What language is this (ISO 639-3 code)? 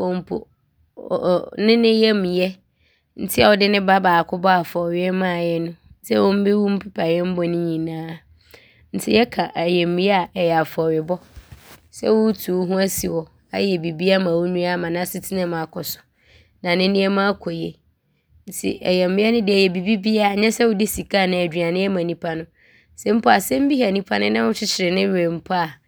abr